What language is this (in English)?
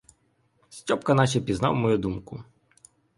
Ukrainian